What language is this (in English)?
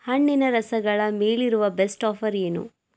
Kannada